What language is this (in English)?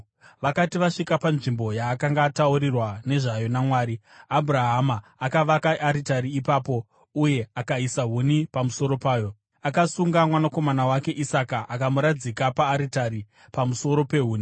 Shona